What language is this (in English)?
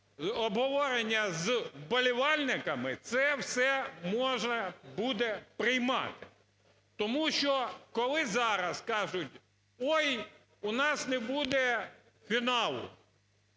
Ukrainian